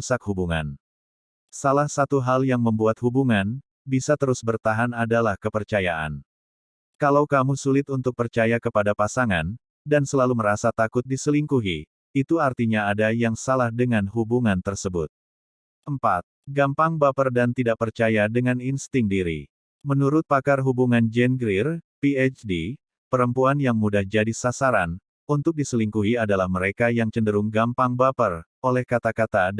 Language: Indonesian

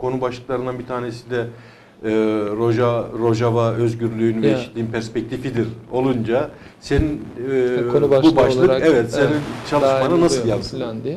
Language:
Turkish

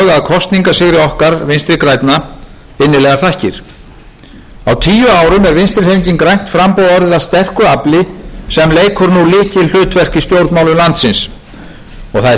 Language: Icelandic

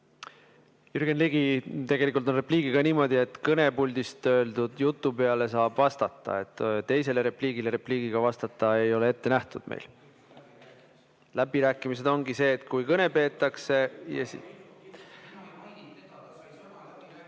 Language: Estonian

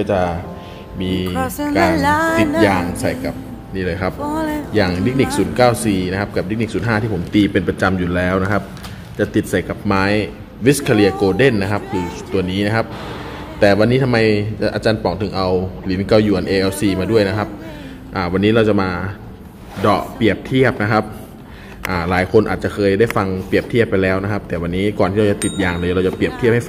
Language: Thai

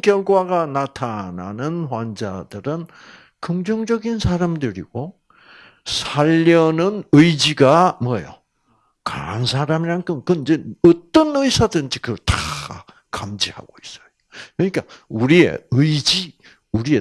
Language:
Korean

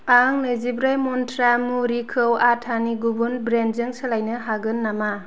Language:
Bodo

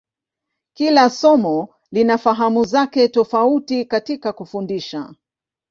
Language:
Swahili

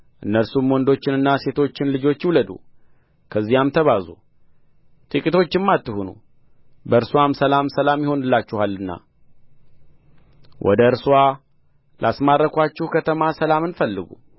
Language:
Amharic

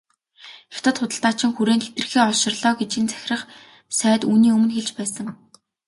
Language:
Mongolian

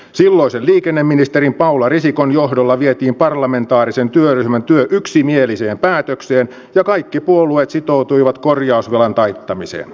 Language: Finnish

